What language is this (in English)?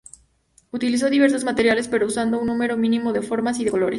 Spanish